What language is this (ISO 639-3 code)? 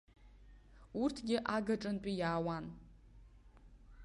abk